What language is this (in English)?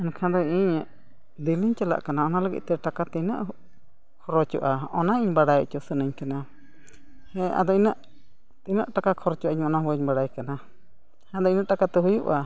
Santali